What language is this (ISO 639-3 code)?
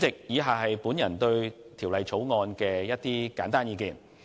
yue